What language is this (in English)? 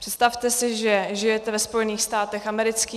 Czech